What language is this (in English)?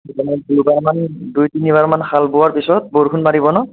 Assamese